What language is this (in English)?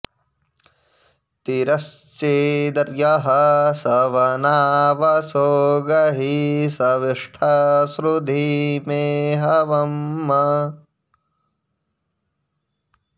Sanskrit